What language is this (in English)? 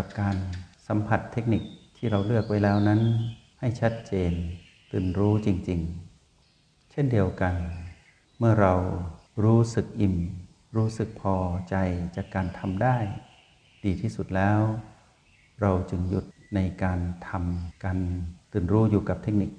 Thai